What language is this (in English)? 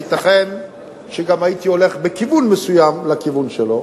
Hebrew